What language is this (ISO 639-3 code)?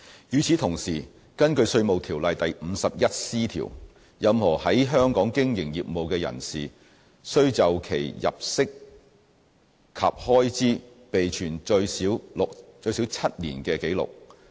yue